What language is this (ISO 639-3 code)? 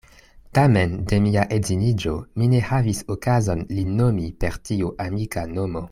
epo